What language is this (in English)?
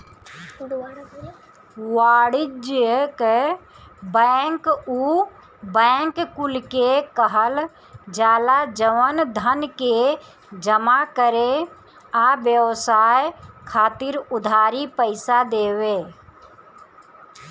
Bhojpuri